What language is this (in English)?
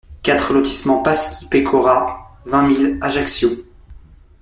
French